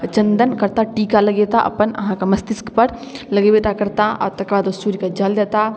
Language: Maithili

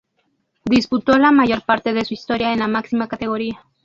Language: Spanish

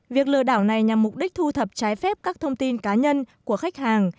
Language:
Vietnamese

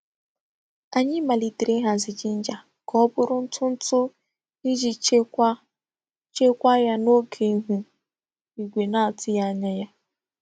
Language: Igbo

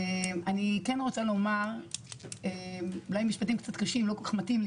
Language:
Hebrew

